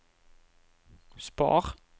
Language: Norwegian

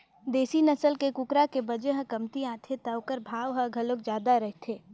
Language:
Chhattisgarhi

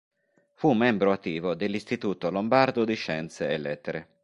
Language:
Italian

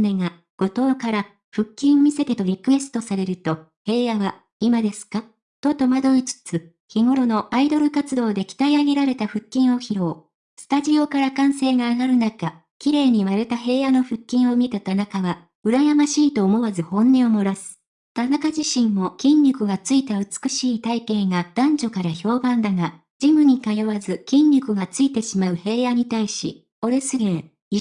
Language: Japanese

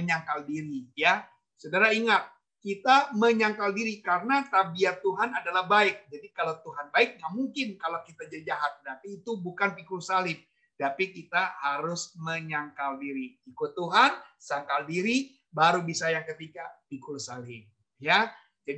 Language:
Indonesian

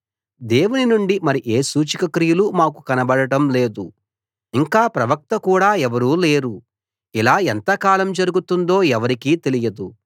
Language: Telugu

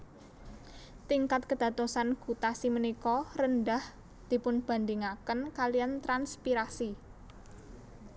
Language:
Javanese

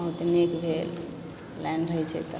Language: Maithili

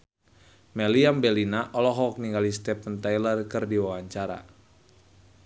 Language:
Sundanese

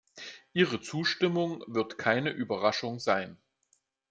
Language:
German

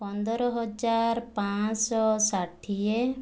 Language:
Odia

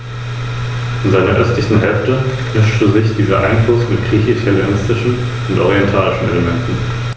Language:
German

